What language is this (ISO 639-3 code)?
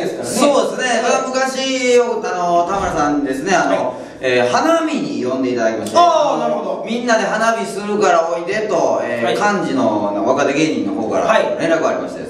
jpn